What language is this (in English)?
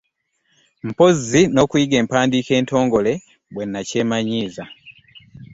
Ganda